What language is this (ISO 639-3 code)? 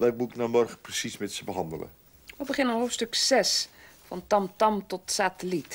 nld